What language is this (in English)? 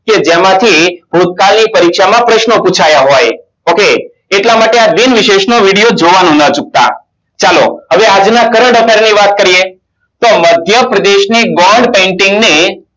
Gujarati